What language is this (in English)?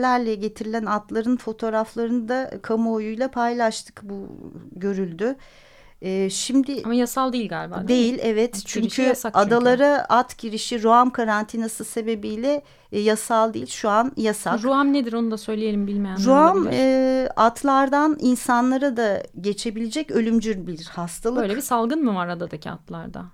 Turkish